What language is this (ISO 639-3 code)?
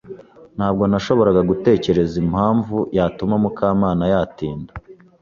kin